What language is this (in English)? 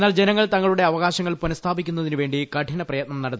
Malayalam